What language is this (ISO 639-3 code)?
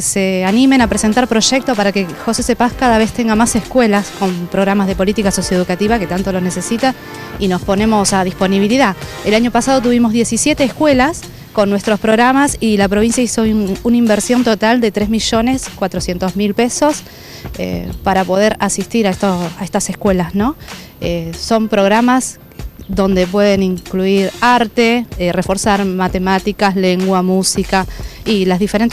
spa